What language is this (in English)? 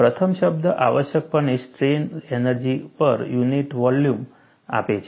Gujarati